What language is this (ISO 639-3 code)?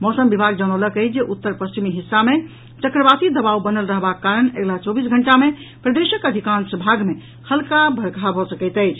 mai